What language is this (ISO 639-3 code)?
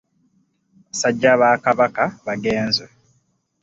lug